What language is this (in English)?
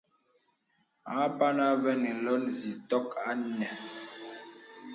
Bebele